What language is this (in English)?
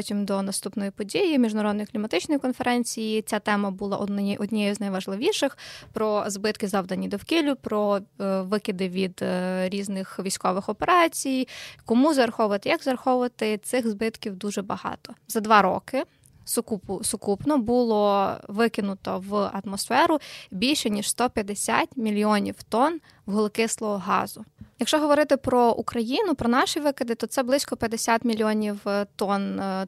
Ukrainian